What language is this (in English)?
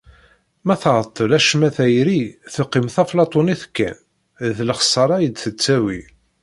Kabyle